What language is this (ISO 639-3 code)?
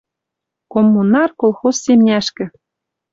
mrj